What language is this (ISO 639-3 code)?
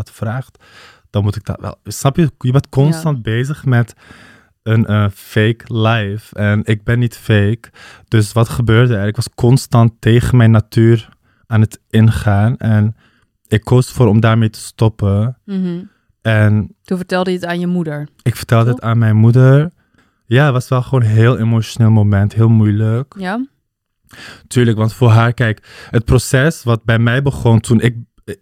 nld